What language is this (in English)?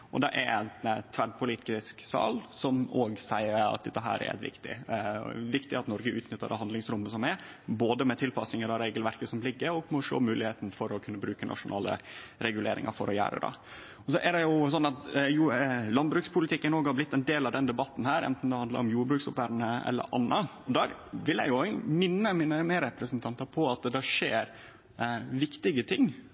Norwegian Nynorsk